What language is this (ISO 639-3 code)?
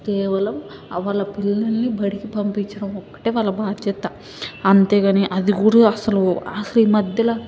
tel